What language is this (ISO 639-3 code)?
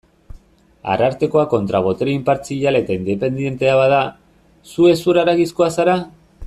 eus